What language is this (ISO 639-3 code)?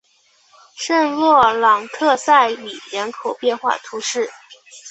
zho